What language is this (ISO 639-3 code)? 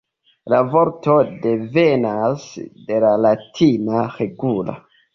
epo